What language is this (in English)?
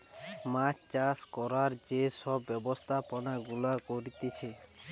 Bangla